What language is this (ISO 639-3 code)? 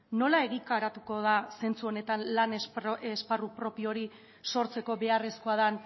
eus